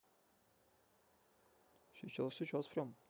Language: Russian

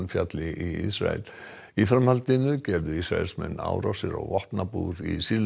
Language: Icelandic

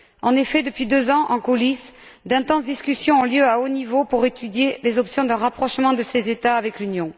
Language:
French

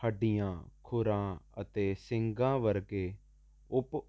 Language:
Punjabi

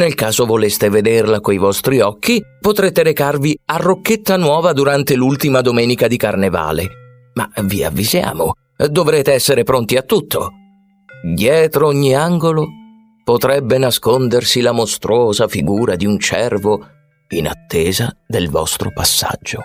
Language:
Italian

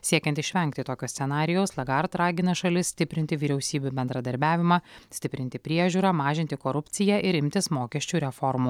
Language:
Lithuanian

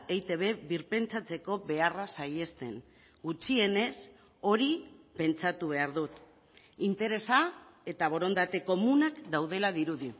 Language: Basque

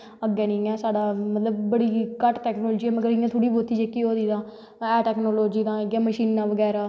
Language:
Dogri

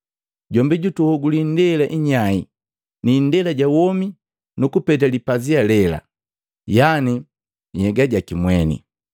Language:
Matengo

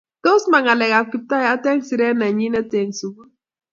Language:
Kalenjin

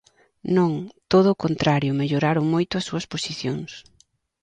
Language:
Galician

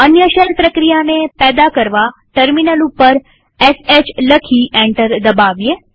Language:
Gujarati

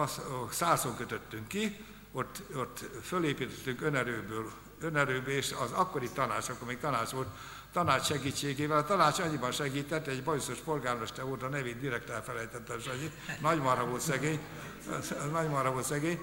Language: Hungarian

